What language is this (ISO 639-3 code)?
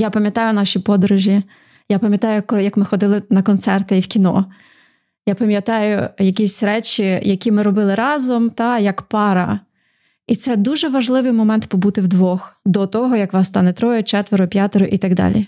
ukr